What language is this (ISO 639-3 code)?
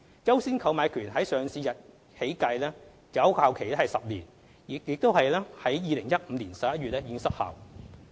yue